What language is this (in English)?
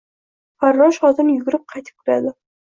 Uzbek